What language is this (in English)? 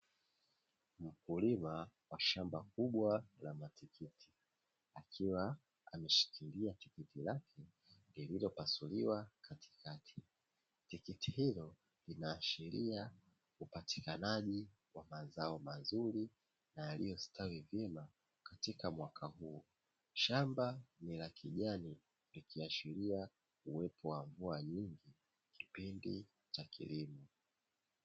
Swahili